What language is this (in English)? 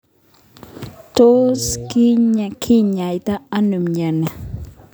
Kalenjin